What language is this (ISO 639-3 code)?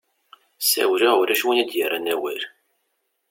kab